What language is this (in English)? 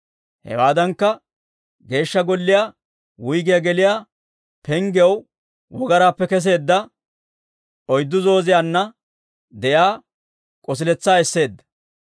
Dawro